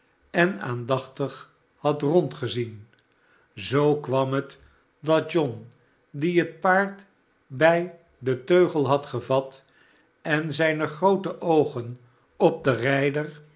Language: Dutch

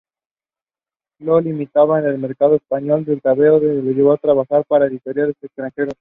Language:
Spanish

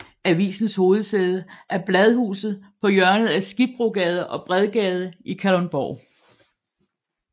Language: Danish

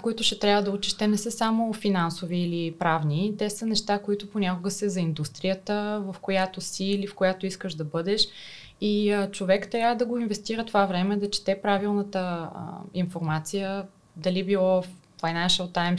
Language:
Bulgarian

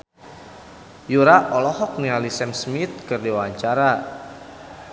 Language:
Sundanese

